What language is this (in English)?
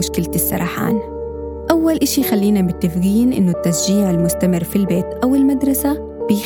Arabic